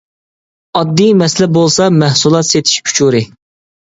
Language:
Uyghur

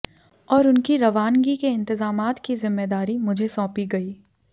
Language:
Hindi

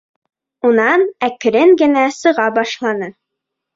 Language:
Bashkir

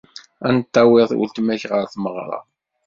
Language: Kabyle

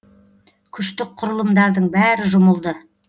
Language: Kazakh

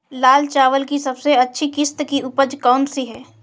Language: Hindi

